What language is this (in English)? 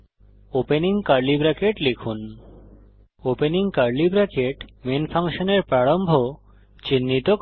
Bangla